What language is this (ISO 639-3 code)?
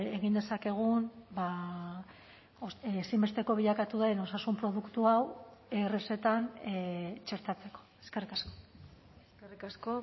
eus